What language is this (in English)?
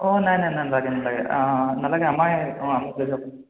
Assamese